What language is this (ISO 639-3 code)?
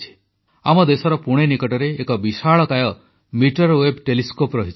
ori